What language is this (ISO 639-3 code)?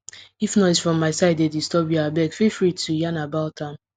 pcm